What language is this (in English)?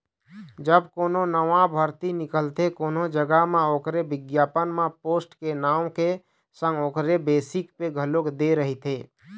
Chhattisgarhi